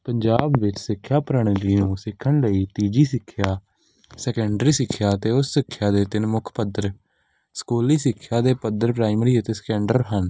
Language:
Punjabi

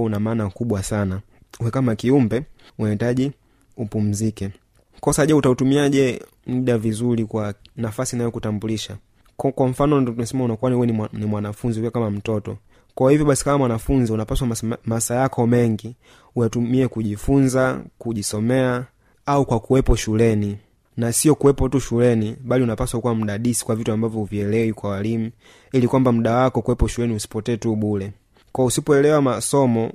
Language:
Swahili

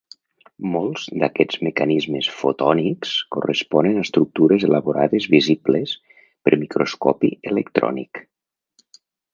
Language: Catalan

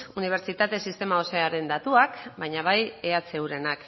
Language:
Basque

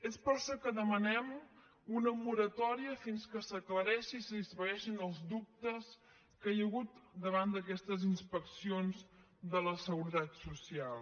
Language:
Catalan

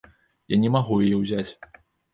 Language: Belarusian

